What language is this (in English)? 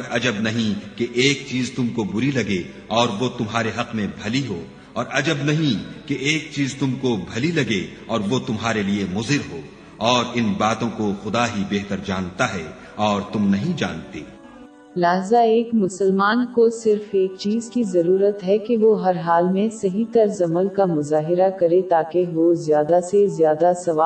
Urdu